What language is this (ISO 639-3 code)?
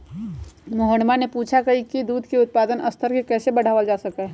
mag